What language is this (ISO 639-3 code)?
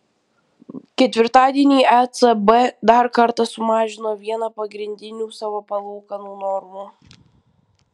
lit